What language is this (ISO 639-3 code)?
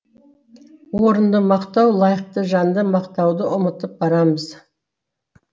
kaz